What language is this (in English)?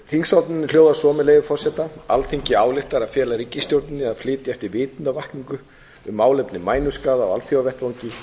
Icelandic